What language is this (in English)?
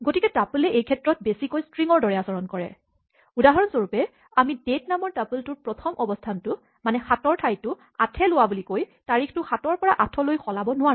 Assamese